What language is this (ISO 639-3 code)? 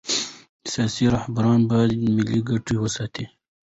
pus